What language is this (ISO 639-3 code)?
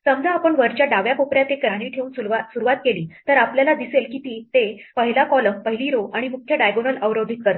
mar